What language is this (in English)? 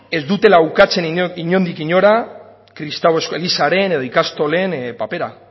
Basque